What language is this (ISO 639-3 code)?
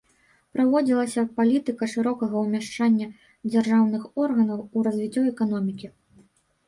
bel